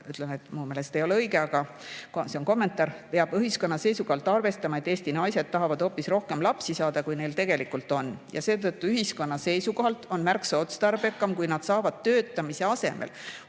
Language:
Estonian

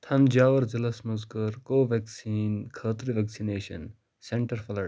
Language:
Kashmiri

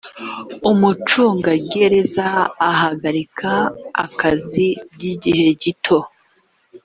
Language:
Kinyarwanda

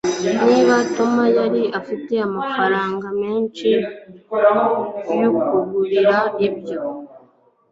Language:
Kinyarwanda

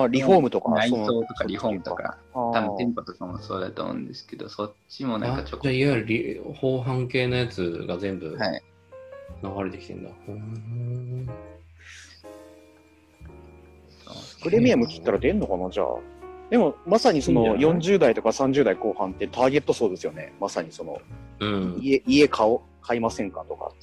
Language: Japanese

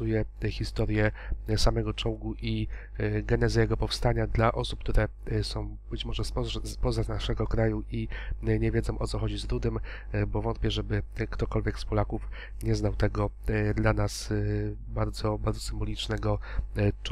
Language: Polish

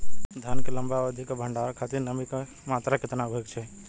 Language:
Bhojpuri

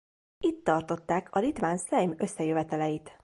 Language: Hungarian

